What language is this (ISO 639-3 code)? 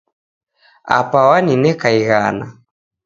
dav